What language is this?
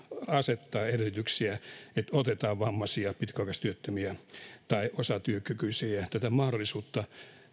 Finnish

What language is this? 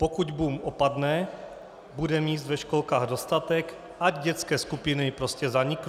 Czech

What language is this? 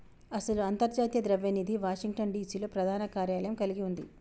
Telugu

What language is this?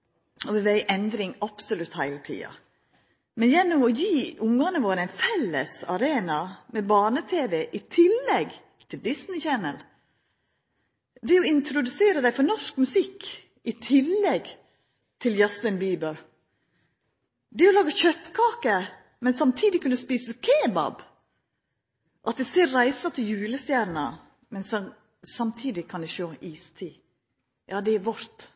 Norwegian Nynorsk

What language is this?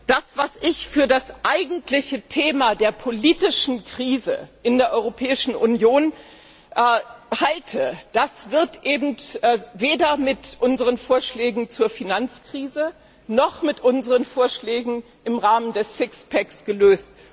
German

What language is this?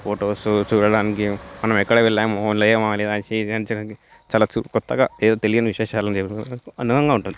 Telugu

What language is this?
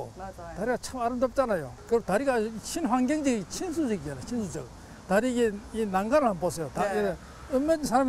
Korean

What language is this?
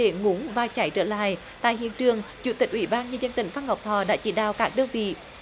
Vietnamese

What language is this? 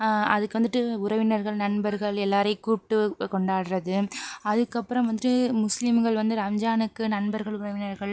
Tamil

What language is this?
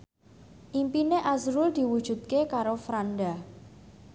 Javanese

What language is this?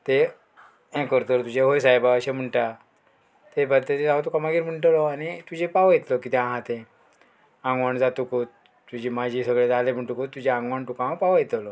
Konkani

